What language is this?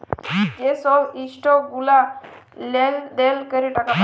Bangla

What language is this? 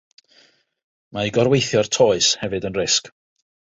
Welsh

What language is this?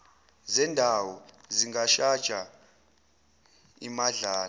Zulu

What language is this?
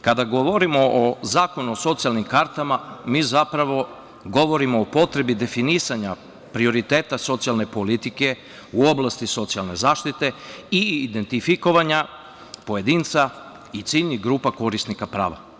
Serbian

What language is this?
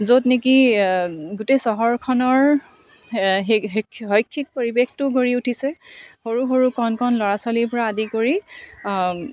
Assamese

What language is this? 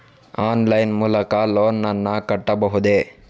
Kannada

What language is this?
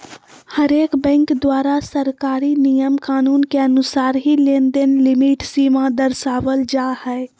Magahi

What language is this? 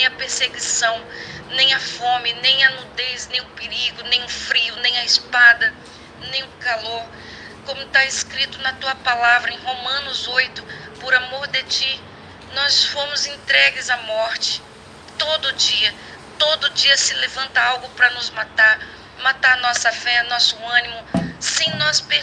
Portuguese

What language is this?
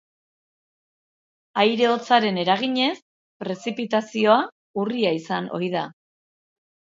Basque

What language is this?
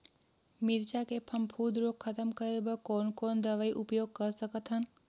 Chhattisgarhi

